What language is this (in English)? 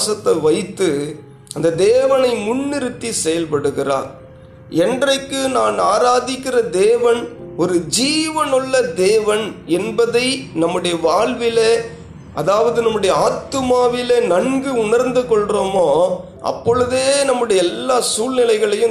Tamil